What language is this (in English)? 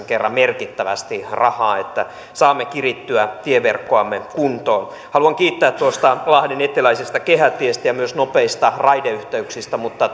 Finnish